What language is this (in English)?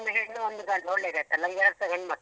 Kannada